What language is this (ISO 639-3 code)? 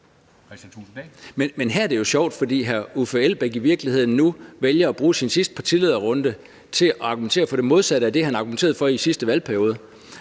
dan